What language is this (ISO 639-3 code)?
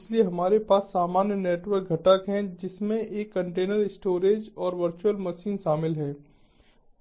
hin